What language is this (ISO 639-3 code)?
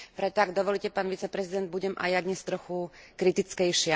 slk